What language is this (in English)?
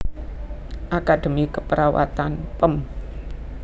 Javanese